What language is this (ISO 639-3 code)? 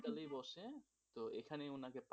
ben